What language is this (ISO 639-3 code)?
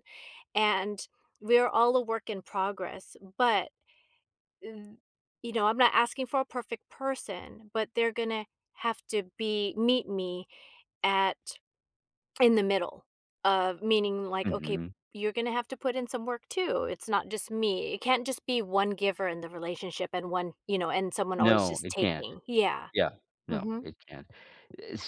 eng